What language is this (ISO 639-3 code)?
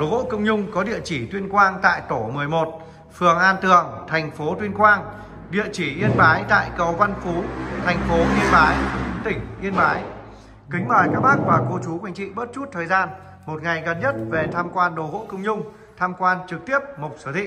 vie